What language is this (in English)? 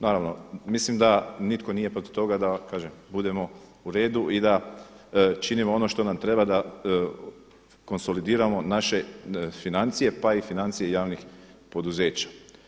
Croatian